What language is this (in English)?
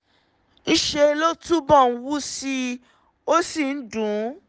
Yoruba